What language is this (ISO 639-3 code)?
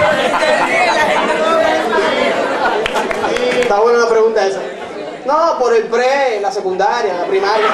spa